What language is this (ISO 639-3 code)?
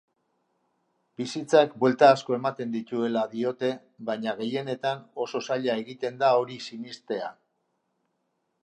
eus